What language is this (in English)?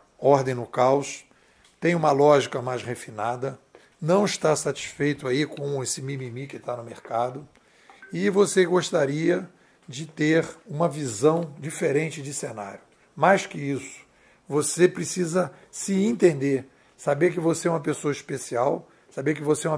Portuguese